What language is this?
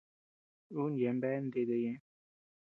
Tepeuxila Cuicatec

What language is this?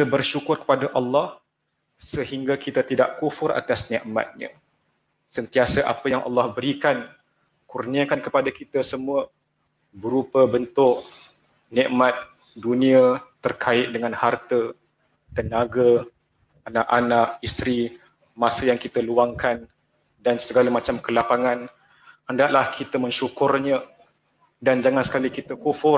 Malay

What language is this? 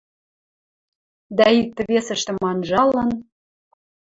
Western Mari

